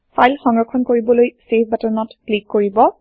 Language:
Assamese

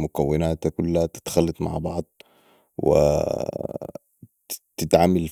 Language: Sudanese Arabic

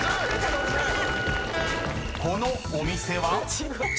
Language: Japanese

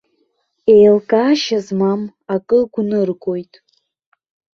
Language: Abkhazian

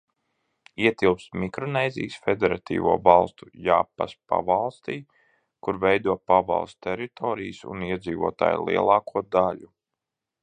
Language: Latvian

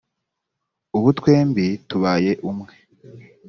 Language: Kinyarwanda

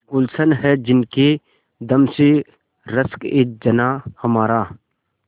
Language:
Hindi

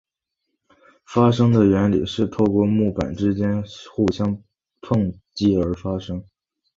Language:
Chinese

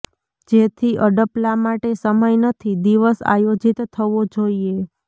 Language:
Gujarati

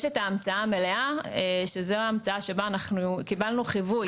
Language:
Hebrew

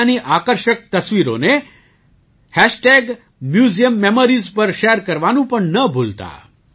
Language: Gujarati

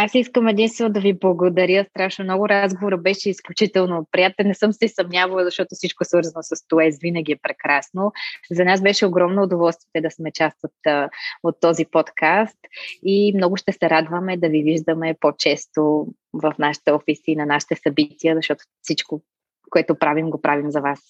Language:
Bulgarian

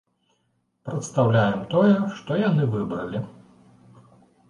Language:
Belarusian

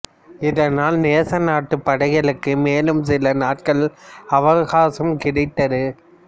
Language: Tamil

